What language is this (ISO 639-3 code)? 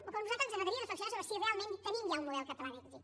cat